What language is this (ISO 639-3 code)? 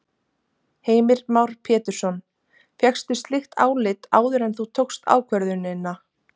isl